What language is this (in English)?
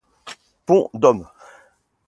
French